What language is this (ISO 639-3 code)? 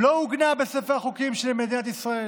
heb